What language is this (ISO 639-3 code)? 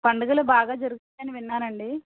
tel